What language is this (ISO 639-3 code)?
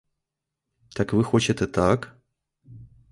ukr